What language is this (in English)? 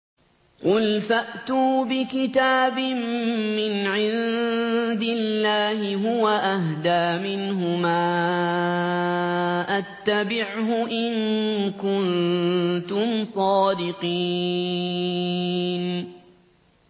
Arabic